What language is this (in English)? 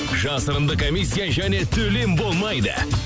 Kazakh